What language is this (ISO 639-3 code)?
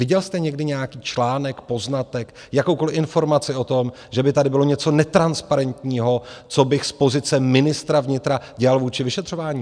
ces